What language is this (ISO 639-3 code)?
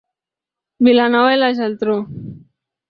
cat